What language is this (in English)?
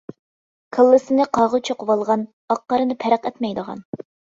Uyghur